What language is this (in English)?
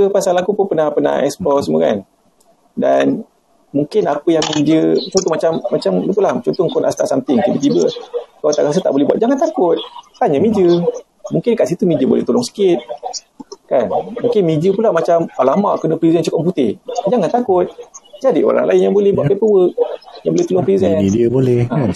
Malay